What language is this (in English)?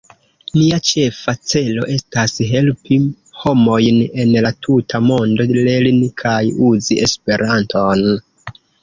Esperanto